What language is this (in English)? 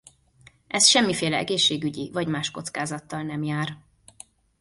Hungarian